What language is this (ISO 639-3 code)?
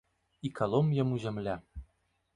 bel